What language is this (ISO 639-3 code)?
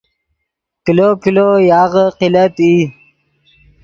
ydg